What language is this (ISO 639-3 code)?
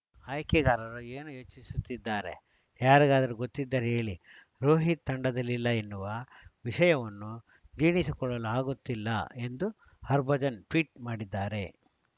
kan